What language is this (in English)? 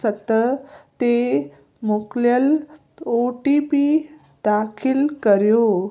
Sindhi